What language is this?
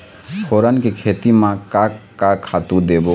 Chhattisgarhi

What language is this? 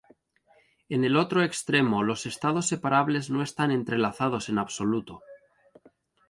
Spanish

